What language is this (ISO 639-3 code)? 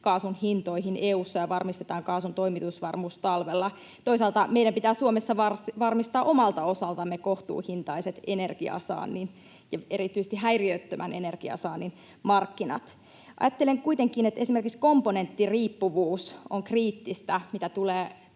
fin